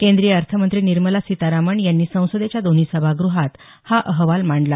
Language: Marathi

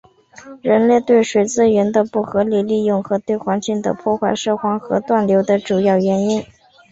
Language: Chinese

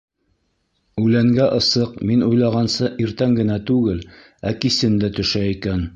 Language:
Bashkir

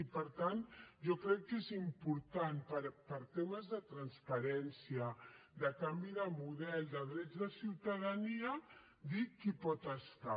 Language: Catalan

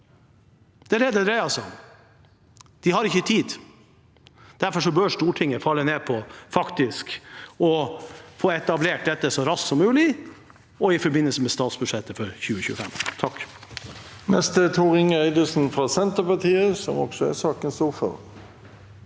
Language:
Norwegian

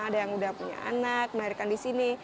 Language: Indonesian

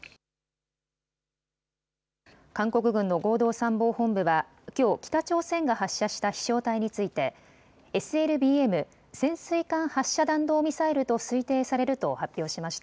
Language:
Japanese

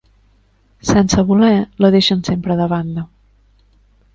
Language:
Catalan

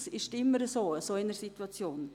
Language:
Swiss German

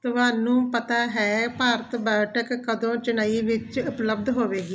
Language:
Punjabi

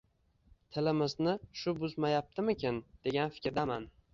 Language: Uzbek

